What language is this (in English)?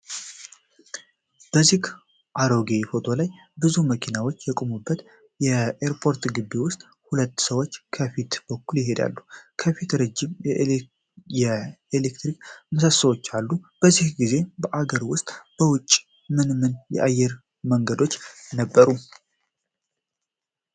Amharic